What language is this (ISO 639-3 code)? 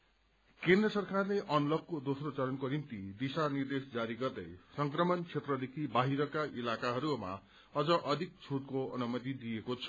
nep